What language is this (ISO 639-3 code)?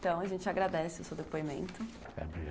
por